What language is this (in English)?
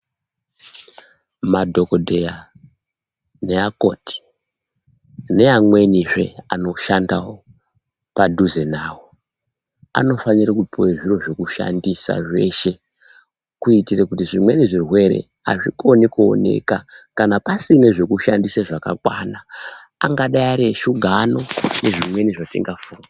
Ndau